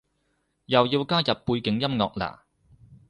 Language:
Cantonese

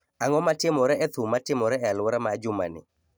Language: Luo (Kenya and Tanzania)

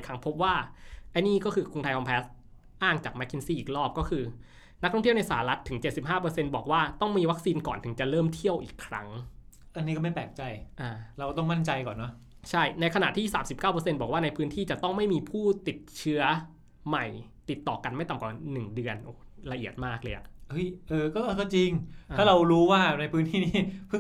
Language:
Thai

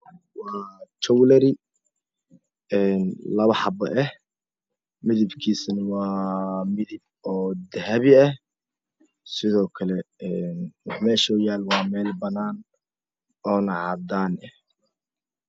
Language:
Somali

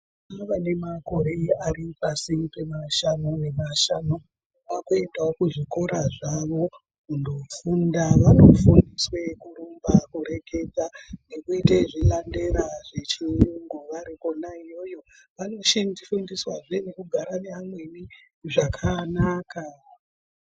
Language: Ndau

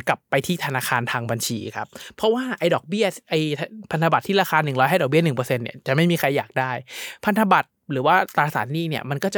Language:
Thai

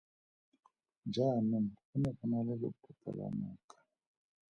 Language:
Tswana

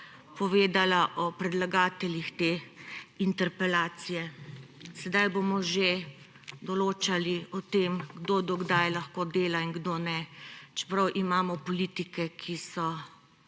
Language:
Slovenian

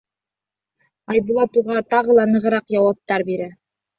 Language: Bashkir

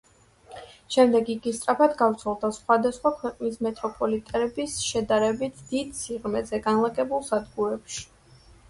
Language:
Georgian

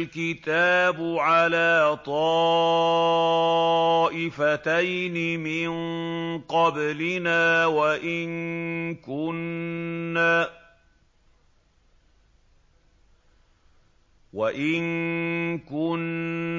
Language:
Arabic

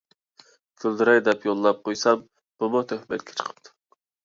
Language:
Uyghur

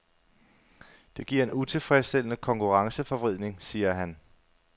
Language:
Danish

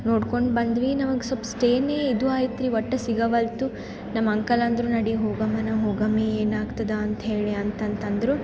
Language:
Kannada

